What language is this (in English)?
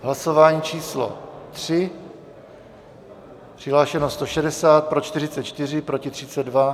Czech